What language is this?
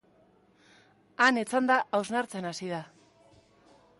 Basque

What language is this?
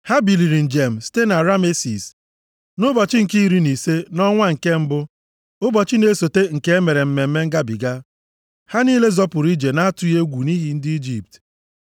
Igbo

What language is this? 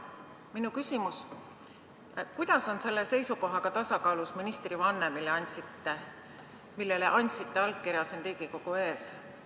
Estonian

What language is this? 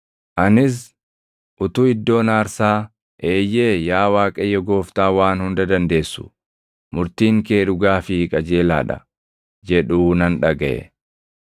Oromo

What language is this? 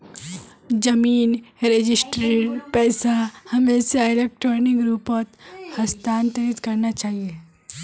Magahi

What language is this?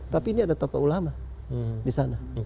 Indonesian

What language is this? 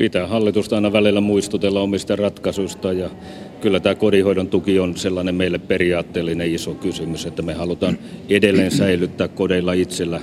Finnish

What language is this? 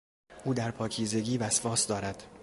Persian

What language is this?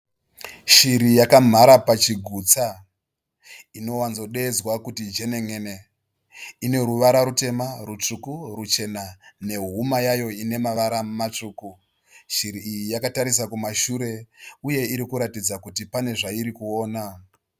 Shona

